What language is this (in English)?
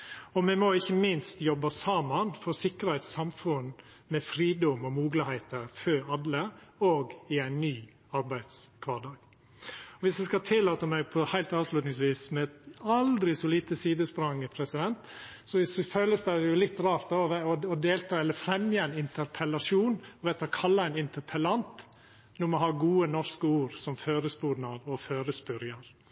Norwegian Nynorsk